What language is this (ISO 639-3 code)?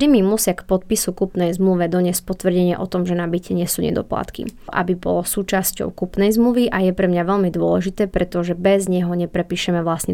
slk